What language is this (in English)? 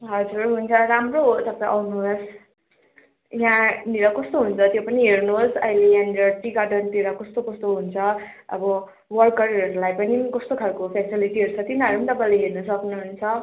Nepali